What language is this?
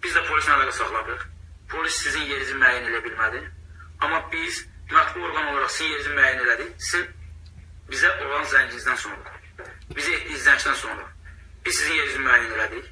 Turkish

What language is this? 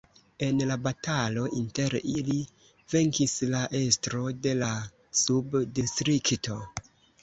Esperanto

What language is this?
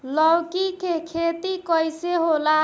Bhojpuri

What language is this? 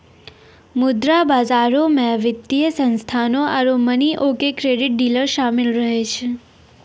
Maithili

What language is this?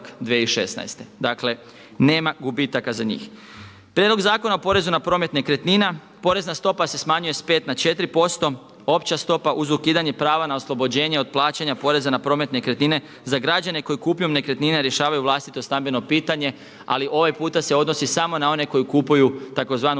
Croatian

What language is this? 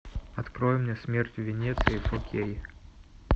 Russian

